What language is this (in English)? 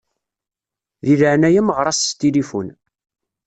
Kabyle